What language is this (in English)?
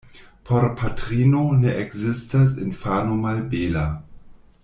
Esperanto